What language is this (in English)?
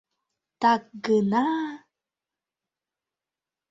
Mari